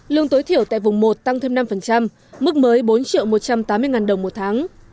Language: Vietnamese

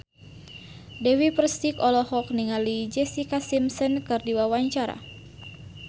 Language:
Sundanese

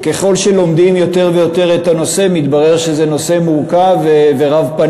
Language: Hebrew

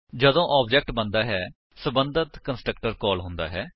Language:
Punjabi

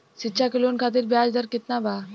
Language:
Bhojpuri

